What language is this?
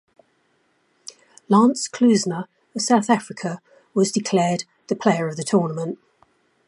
English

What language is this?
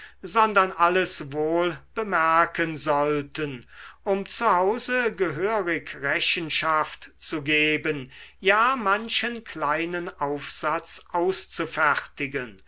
German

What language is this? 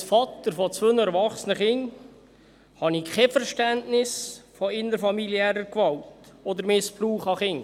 Swiss German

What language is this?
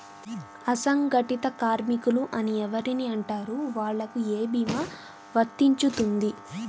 Telugu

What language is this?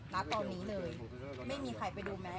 Thai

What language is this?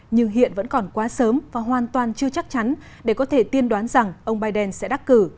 Vietnamese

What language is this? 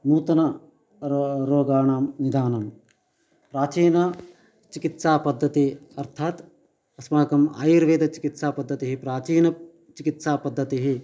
Sanskrit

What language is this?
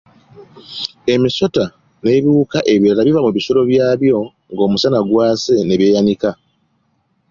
Ganda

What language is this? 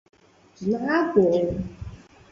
Chinese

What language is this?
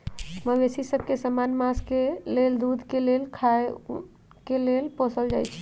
Magahi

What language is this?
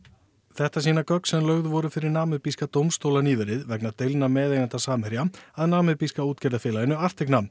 Icelandic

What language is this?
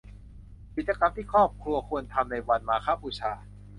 Thai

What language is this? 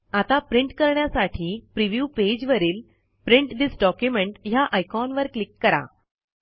Marathi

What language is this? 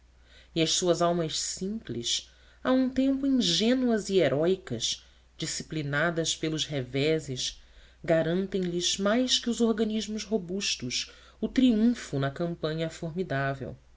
Portuguese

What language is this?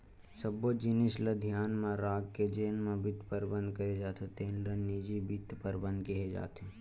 Chhattisgarhi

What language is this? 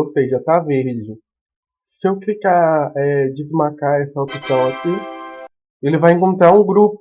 Portuguese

